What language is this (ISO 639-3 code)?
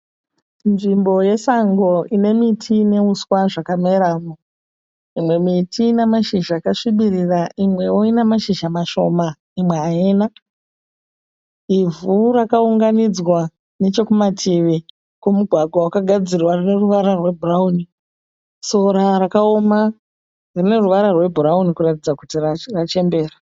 sna